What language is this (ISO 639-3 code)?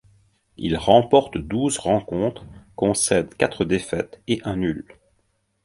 fra